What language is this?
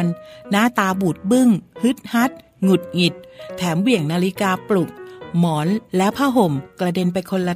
Thai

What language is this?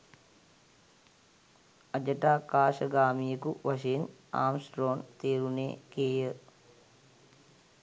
Sinhala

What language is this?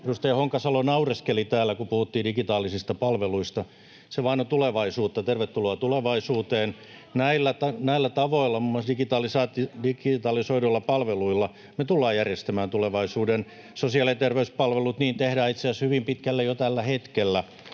Finnish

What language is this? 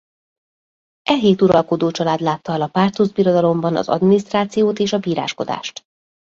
Hungarian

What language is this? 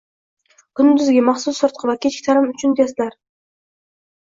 Uzbek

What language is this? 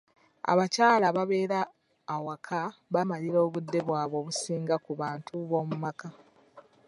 Ganda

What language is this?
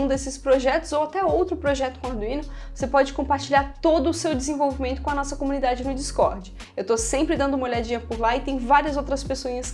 Portuguese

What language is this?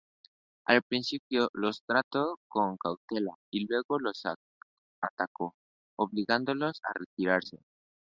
Spanish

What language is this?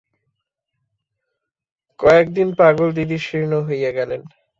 Bangla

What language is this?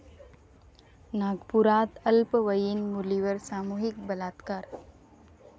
Marathi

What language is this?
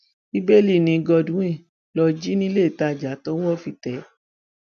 Yoruba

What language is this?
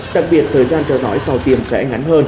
Vietnamese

